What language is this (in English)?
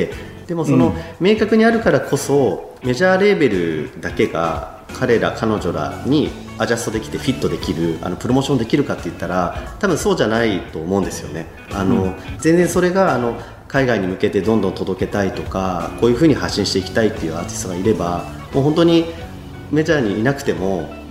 Japanese